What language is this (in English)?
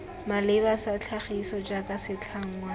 Tswana